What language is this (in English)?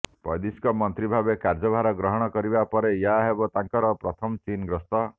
Odia